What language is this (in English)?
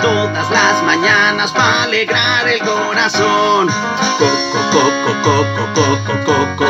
Spanish